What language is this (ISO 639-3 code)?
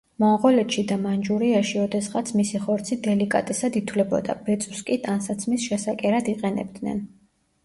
kat